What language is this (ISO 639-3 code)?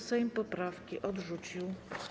pol